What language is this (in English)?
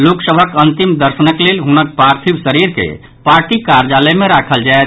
Maithili